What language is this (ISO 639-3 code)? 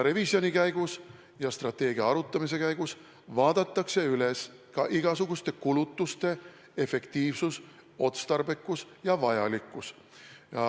est